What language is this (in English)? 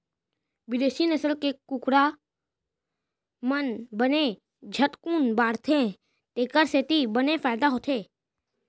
Chhattisgarhi